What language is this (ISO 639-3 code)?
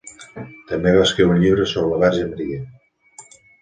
cat